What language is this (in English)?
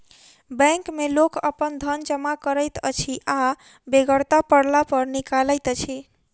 Maithili